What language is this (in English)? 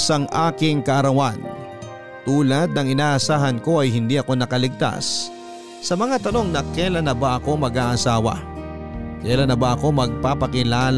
Filipino